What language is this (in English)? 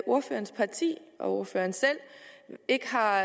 Danish